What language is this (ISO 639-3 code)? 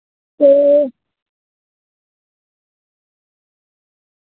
doi